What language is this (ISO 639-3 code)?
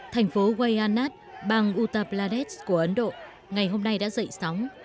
vie